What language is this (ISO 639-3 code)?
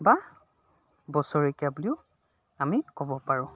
asm